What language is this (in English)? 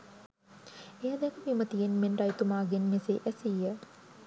Sinhala